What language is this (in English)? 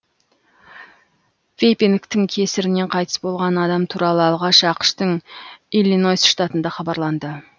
Kazakh